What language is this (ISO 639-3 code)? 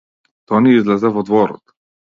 mkd